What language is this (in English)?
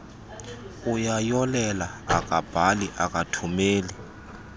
Xhosa